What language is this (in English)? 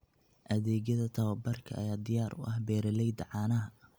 Somali